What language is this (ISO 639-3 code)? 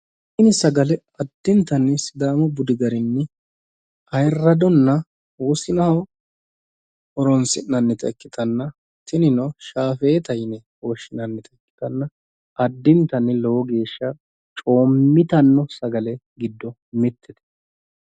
sid